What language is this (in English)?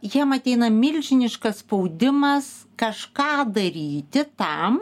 Lithuanian